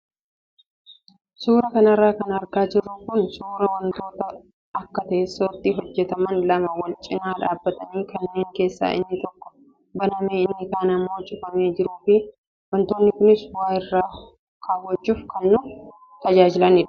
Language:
Oromo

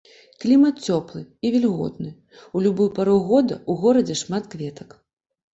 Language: Belarusian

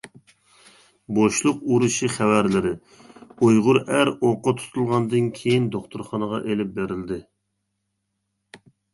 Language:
Uyghur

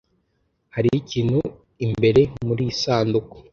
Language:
Kinyarwanda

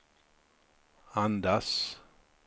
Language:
Swedish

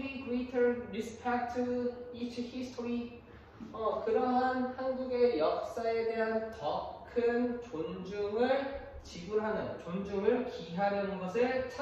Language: Korean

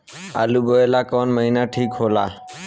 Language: Bhojpuri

